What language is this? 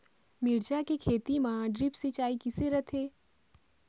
Chhattisgarhi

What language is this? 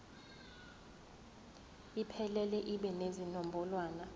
Zulu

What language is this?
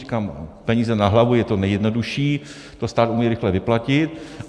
Czech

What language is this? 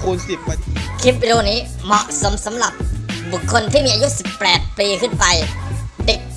Thai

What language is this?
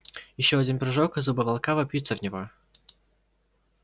Russian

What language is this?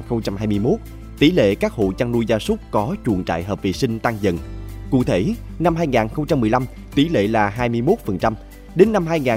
Vietnamese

